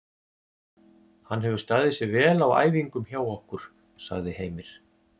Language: Icelandic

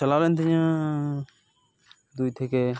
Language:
Santali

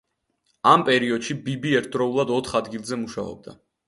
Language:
Georgian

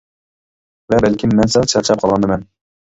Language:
Uyghur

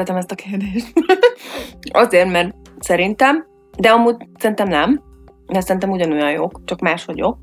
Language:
Hungarian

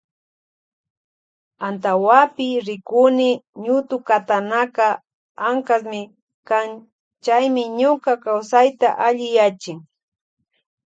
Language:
Loja Highland Quichua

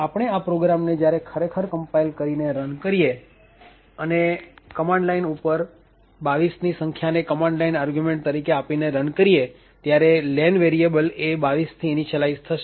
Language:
Gujarati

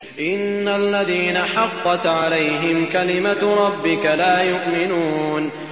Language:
Arabic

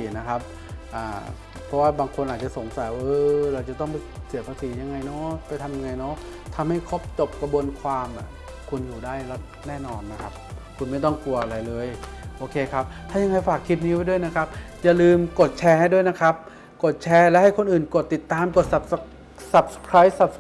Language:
Thai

